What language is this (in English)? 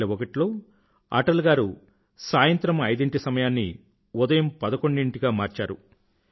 Telugu